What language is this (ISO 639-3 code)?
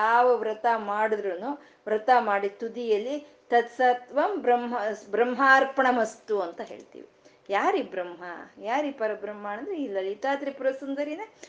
kan